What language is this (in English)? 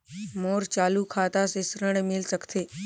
Chhattisgarhi